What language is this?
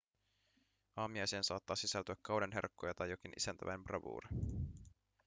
Finnish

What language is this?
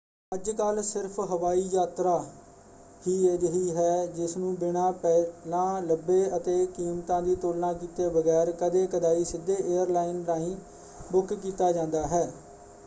Punjabi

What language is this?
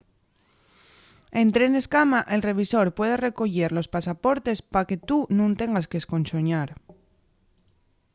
Asturian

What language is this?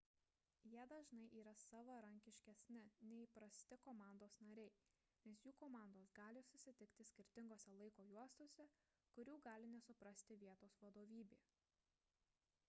Lithuanian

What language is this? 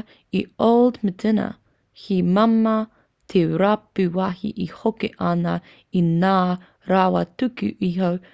Māori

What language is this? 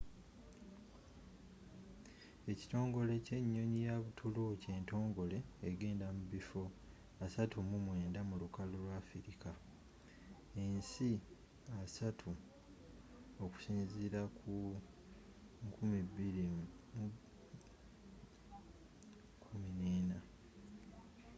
Ganda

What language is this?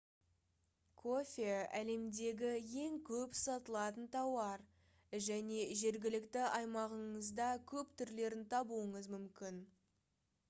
Kazakh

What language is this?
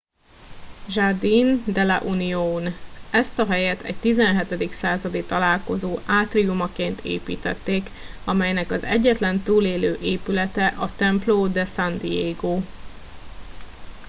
Hungarian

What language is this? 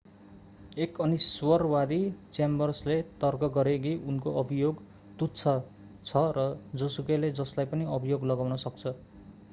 Nepali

